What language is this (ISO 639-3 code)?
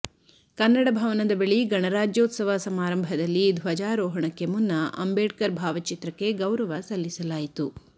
kan